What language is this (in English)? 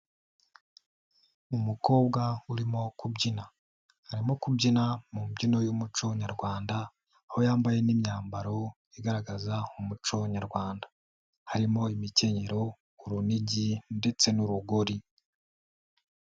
Kinyarwanda